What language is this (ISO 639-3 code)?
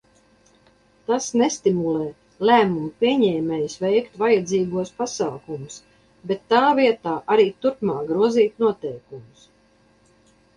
lav